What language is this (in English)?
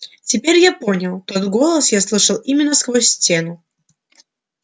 Russian